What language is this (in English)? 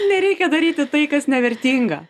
Lithuanian